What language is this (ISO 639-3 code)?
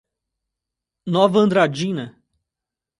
por